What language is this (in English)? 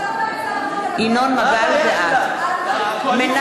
Hebrew